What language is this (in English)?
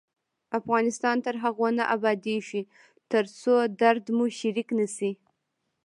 Pashto